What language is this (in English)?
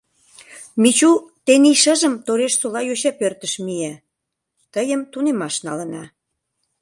Mari